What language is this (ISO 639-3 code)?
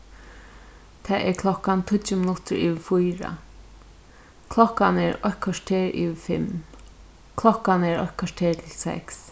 fao